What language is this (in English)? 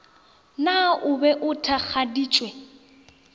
Northern Sotho